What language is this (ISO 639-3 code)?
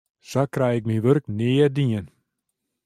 fry